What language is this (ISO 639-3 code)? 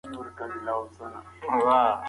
pus